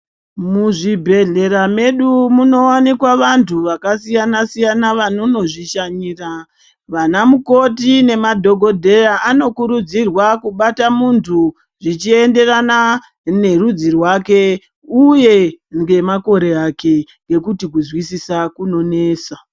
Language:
Ndau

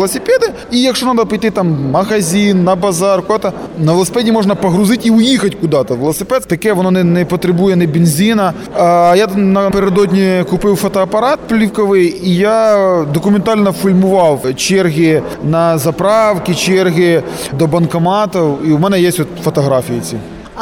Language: Ukrainian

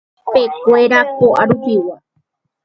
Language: Guarani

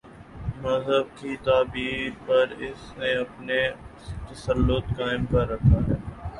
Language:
Urdu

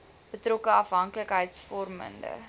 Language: Afrikaans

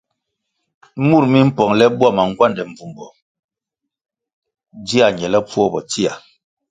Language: Kwasio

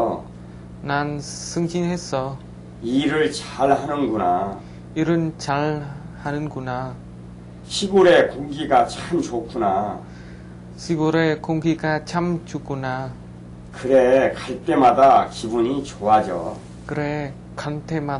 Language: Vietnamese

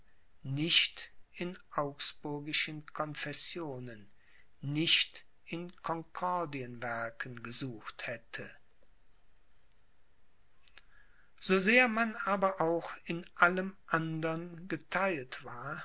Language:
German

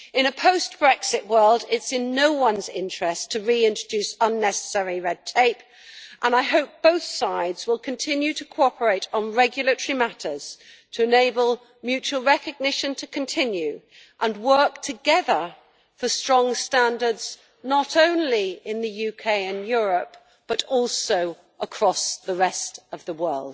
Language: English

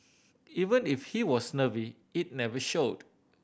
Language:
English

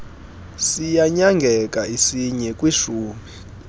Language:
Xhosa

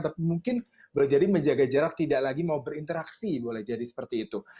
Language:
Indonesian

